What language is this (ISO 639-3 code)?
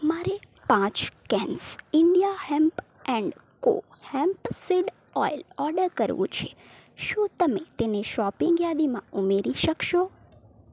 guj